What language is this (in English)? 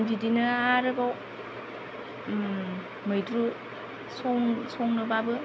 Bodo